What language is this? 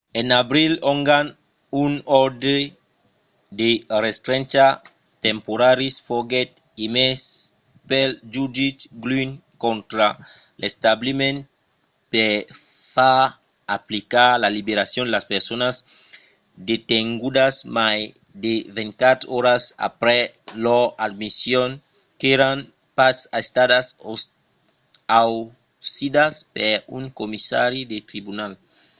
Occitan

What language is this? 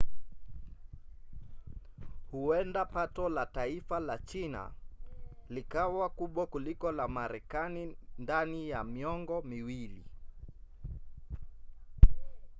Swahili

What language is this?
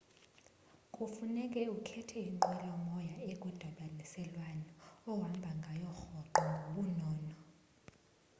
Xhosa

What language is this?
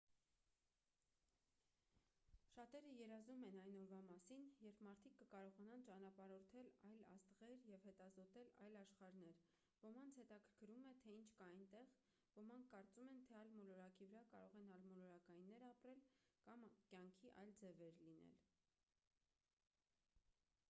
Armenian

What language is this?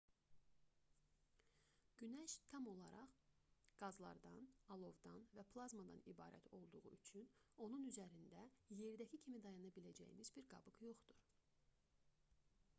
Azerbaijani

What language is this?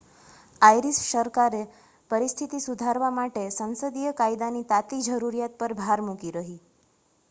Gujarati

